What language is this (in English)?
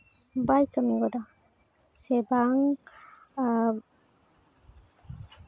Santali